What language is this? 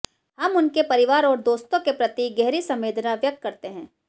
Hindi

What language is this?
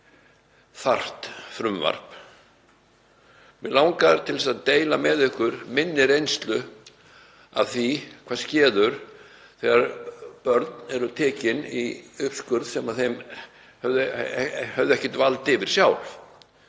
Icelandic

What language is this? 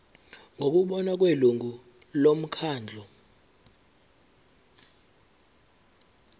Zulu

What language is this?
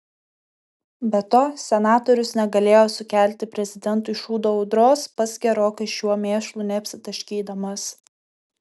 Lithuanian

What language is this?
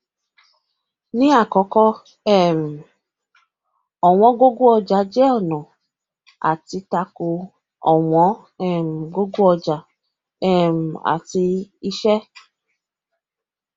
Yoruba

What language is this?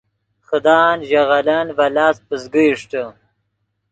Yidgha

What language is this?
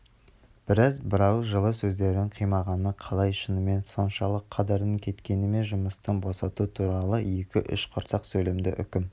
Kazakh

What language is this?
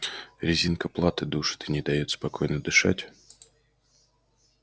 Russian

